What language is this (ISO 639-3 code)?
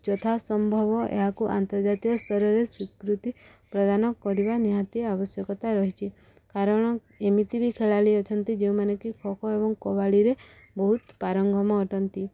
ori